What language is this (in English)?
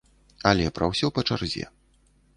Belarusian